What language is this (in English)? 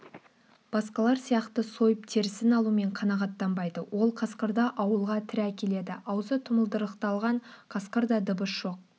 Kazakh